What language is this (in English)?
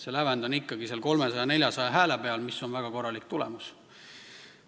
Estonian